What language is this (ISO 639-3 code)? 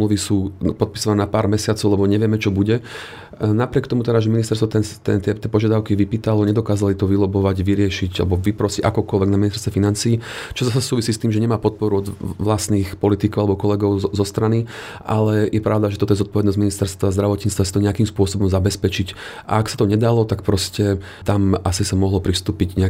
slk